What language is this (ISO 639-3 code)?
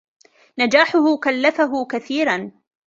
ara